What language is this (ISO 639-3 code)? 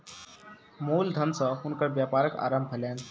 mai